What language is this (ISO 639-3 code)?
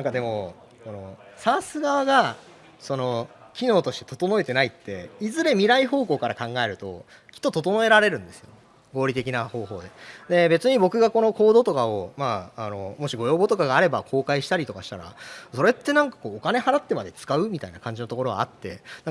jpn